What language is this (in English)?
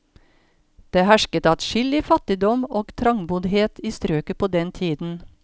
Norwegian